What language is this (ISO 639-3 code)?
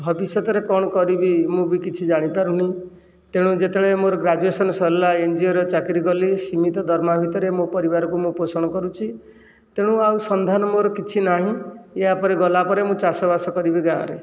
ori